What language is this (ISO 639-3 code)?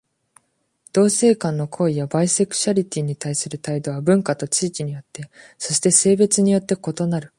jpn